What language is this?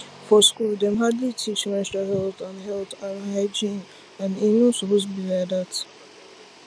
Nigerian Pidgin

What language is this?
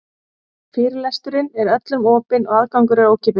Icelandic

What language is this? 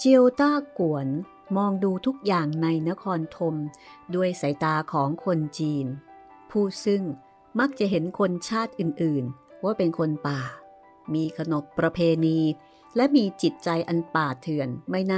Thai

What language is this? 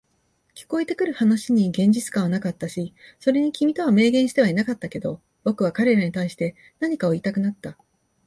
Japanese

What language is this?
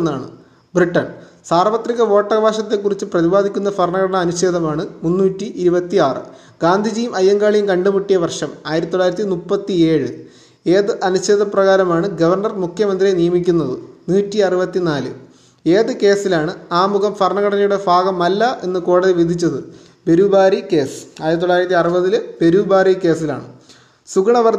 Malayalam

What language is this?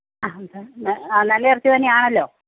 Malayalam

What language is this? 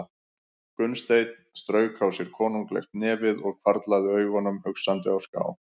Icelandic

